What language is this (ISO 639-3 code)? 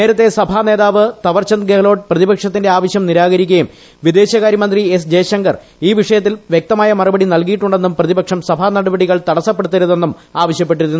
mal